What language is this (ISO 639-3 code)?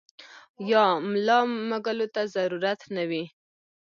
pus